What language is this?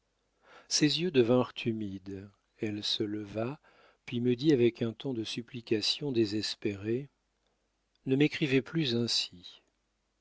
French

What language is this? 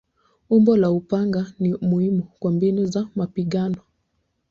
Swahili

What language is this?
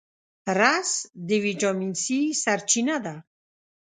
Pashto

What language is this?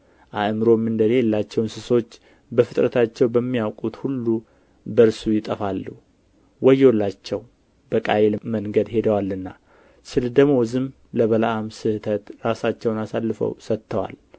Amharic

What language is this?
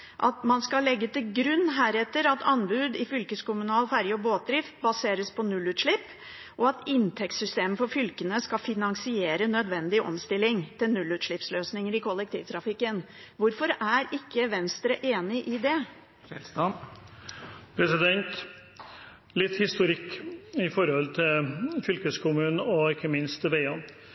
Norwegian Bokmål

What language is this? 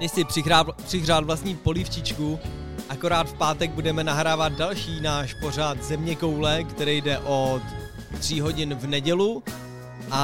Czech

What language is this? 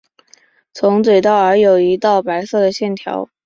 Chinese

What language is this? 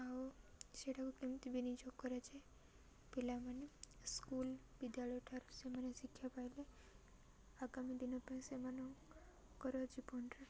Odia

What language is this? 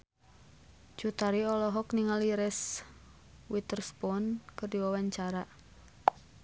Sundanese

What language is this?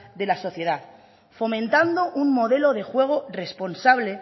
Spanish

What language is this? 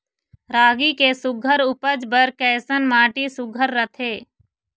Chhattisgarhi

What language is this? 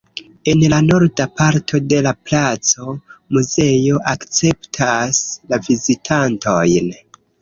Esperanto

